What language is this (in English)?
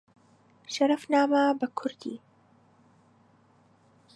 Central Kurdish